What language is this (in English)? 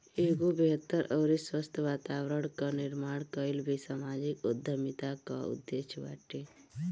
Bhojpuri